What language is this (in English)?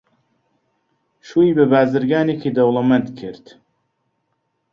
Central Kurdish